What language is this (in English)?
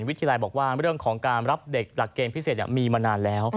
Thai